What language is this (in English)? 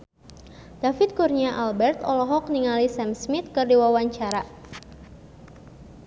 Sundanese